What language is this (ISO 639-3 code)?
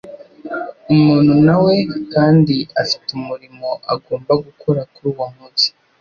kin